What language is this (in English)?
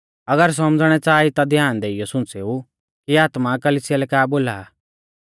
Mahasu Pahari